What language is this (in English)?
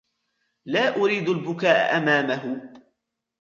Arabic